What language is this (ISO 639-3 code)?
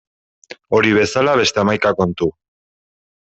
eus